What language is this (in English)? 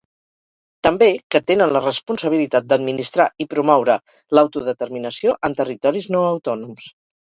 Catalan